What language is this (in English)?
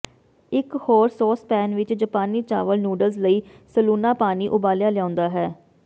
Punjabi